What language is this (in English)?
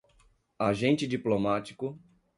Portuguese